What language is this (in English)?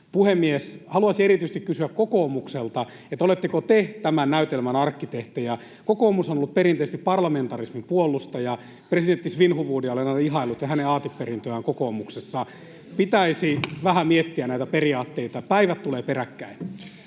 Finnish